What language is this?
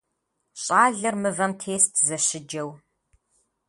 Kabardian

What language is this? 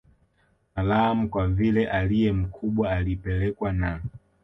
Swahili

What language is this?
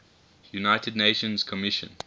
English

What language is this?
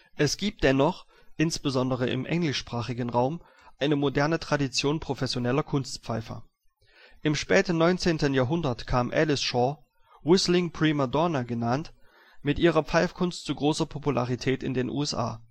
German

